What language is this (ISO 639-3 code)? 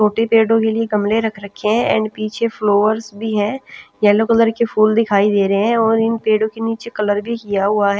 hin